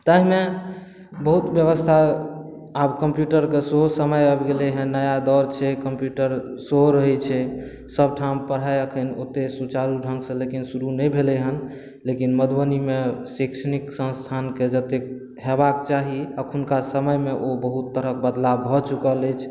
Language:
Maithili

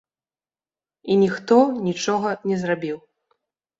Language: Belarusian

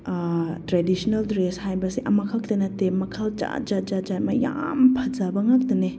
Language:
Manipuri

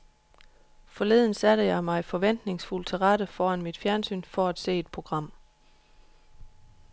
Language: Danish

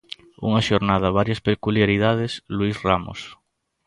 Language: Galician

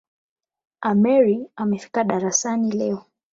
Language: Swahili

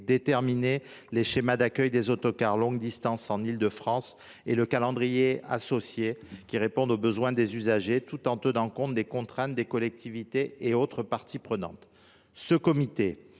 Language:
French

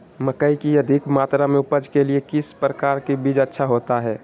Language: Magahi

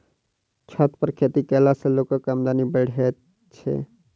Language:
Maithili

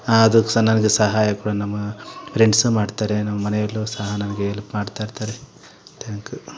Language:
Kannada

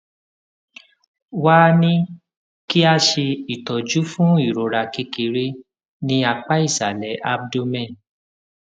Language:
Yoruba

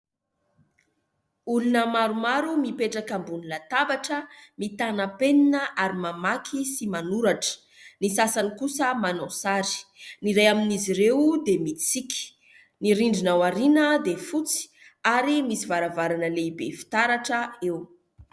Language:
Malagasy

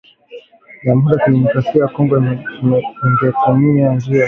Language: Swahili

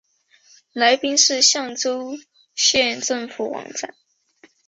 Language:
Chinese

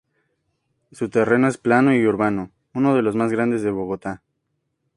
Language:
Spanish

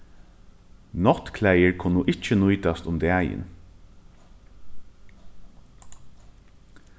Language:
Faroese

